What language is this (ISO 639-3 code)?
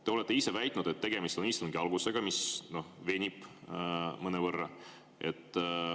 est